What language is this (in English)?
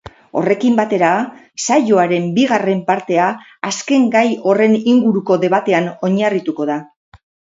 Basque